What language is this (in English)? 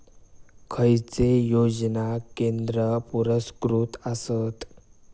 Marathi